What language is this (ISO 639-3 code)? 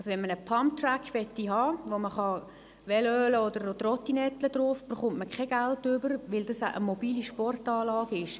gsw